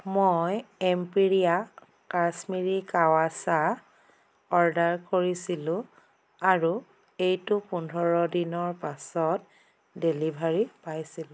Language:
Assamese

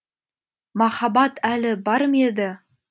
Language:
Kazakh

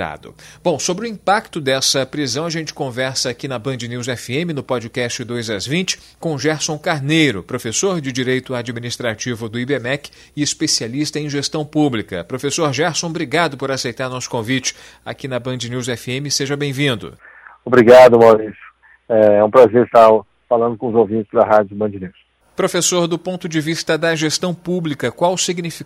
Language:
Portuguese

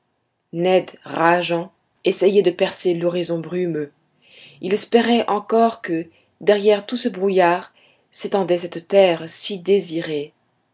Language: French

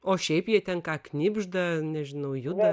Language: Lithuanian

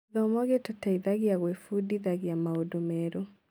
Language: Kikuyu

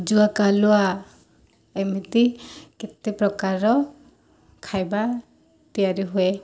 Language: Odia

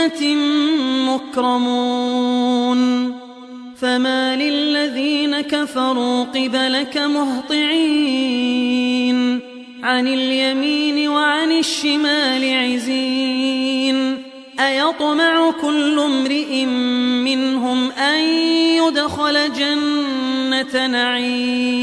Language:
Arabic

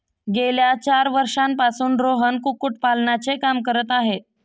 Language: Marathi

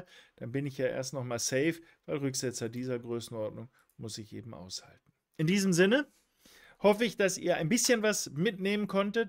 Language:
German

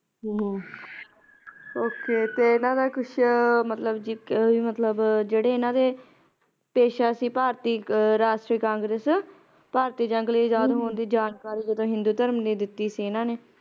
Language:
Punjabi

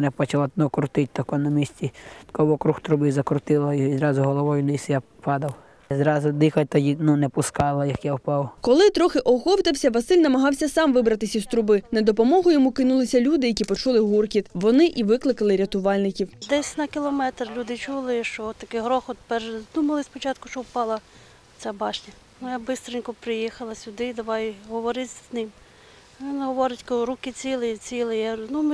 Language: Ukrainian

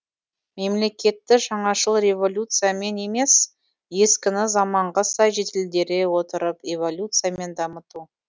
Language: Kazakh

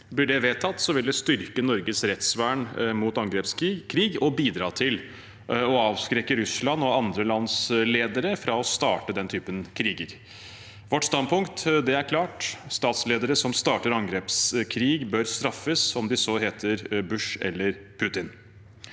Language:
Norwegian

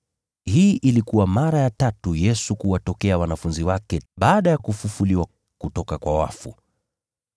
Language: Swahili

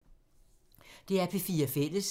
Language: Danish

